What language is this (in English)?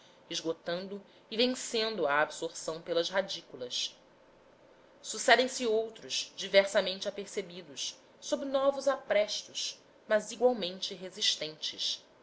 Portuguese